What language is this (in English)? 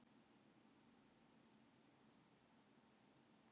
Icelandic